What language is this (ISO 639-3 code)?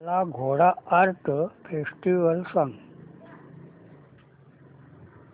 mar